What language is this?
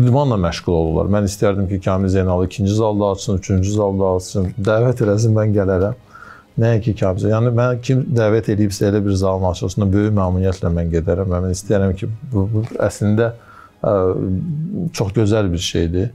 Turkish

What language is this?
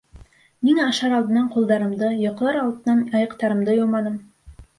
Bashkir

